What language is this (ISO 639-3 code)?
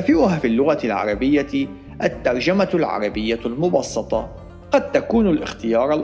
ara